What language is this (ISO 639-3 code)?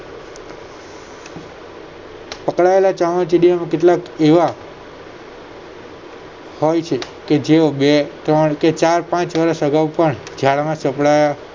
guj